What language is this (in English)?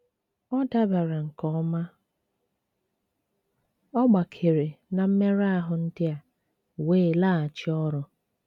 Igbo